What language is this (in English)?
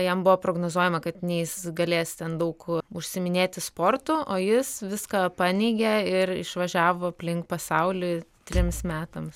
Lithuanian